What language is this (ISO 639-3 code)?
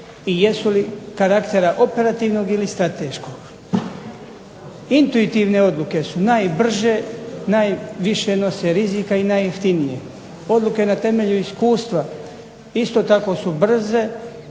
hrv